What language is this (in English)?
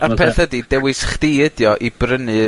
Welsh